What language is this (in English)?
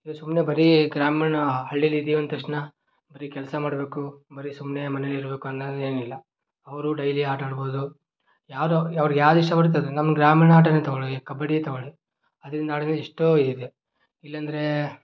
Kannada